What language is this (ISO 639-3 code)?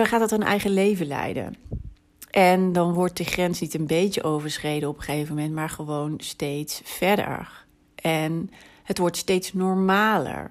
nld